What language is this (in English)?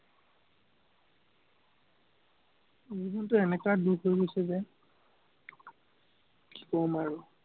Assamese